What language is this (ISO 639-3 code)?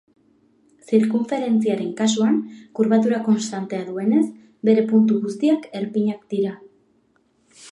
eus